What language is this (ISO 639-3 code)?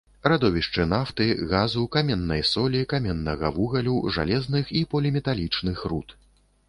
bel